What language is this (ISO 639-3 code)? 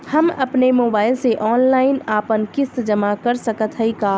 bho